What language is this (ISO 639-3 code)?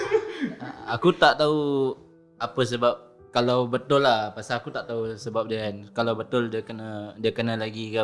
msa